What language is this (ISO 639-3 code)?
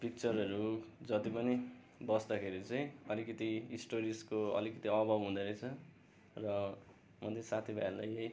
nep